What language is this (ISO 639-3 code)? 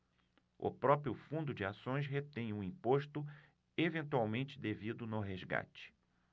por